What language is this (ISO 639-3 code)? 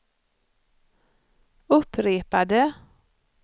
swe